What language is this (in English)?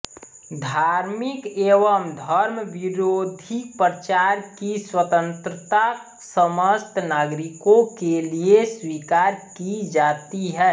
Hindi